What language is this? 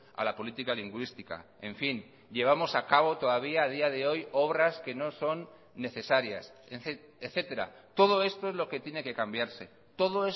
Spanish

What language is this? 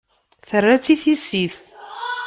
Kabyle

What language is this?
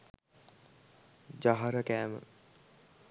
Sinhala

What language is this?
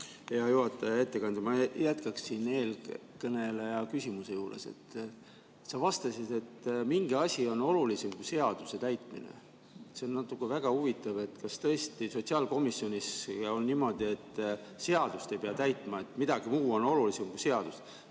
Estonian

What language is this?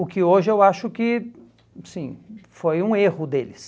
Portuguese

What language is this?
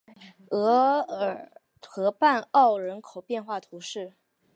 Chinese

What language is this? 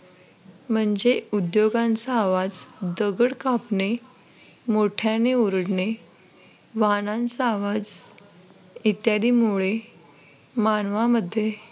Marathi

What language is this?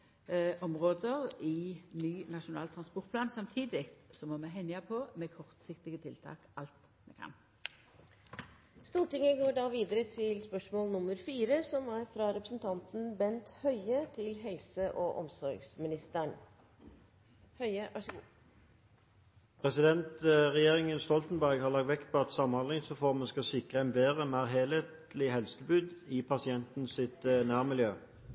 Norwegian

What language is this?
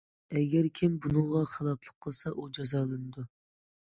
Uyghur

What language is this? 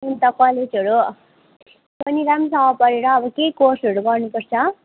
Nepali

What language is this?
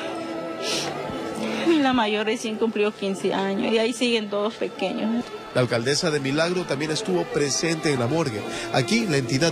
Spanish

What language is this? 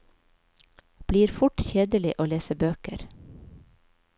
Norwegian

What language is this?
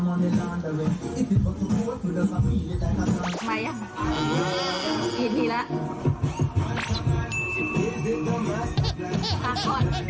Thai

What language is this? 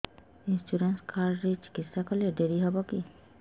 Odia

